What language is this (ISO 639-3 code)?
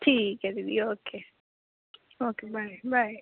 pan